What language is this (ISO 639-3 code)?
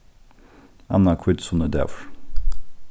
fao